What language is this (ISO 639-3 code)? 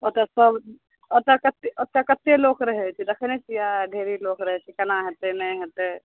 mai